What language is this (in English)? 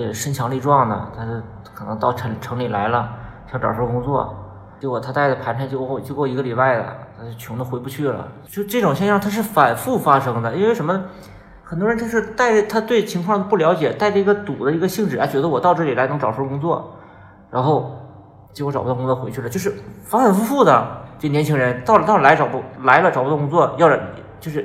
Chinese